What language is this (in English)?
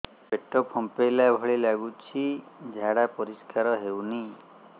Odia